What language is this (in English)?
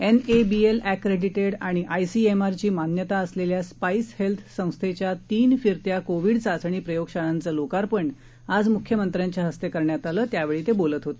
Marathi